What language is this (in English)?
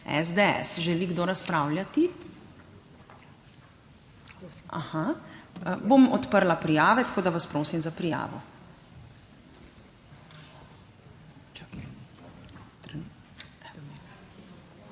Slovenian